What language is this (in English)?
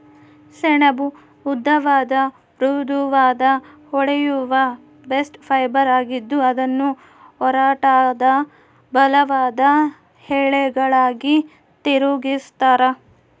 Kannada